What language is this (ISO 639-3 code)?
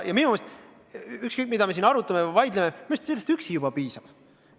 est